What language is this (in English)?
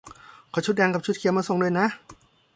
Thai